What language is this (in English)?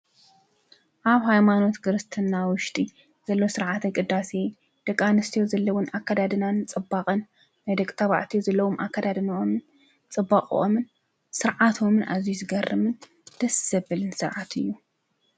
Tigrinya